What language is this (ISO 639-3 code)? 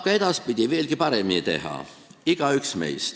est